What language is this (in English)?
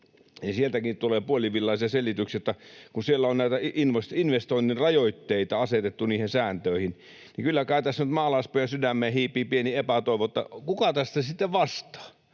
Finnish